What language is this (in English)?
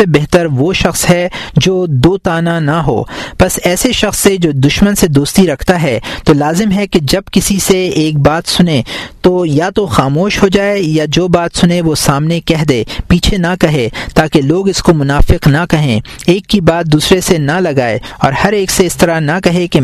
Urdu